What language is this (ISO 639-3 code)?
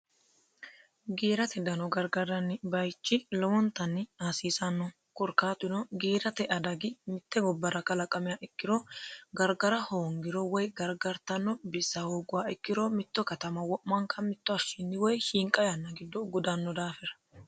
sid